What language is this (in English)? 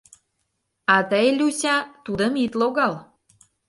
Mari